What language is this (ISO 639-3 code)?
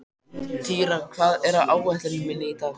isl